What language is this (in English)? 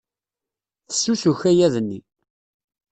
Kabyle